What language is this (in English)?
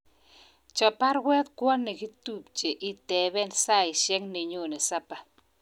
Kalenjin